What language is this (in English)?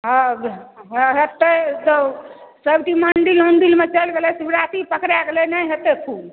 Maithili